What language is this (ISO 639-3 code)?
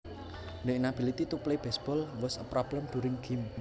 jav